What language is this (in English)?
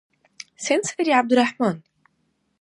Dargwa